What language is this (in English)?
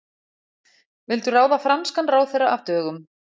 Icelandic